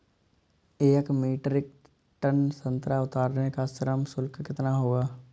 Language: Hindi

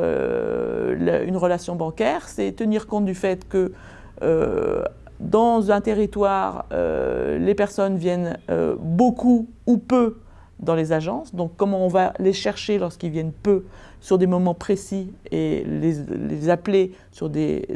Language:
French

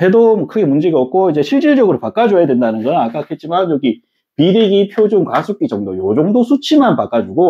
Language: Korean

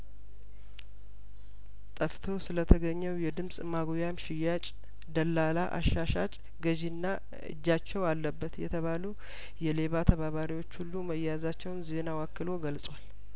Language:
Amharic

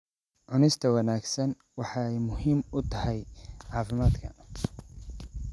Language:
Somali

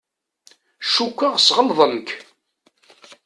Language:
Kabyle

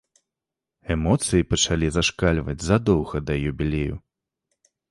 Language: Belarusian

